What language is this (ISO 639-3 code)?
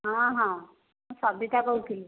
ori